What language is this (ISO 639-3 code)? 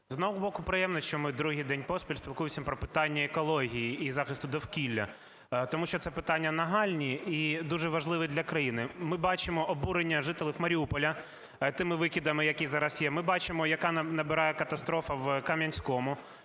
ukr